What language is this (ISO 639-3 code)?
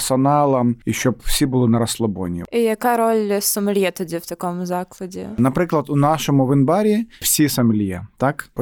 ukr